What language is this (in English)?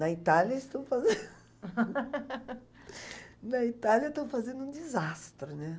Portuguese